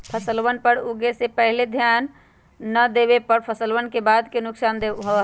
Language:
Magahi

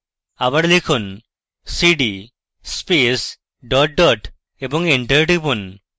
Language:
Bangla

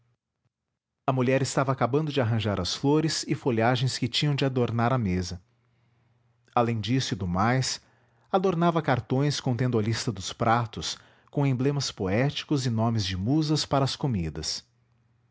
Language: Portuguese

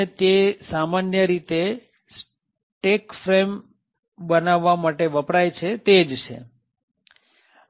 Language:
Gujarati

